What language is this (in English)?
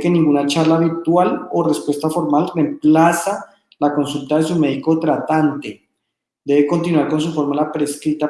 Spanish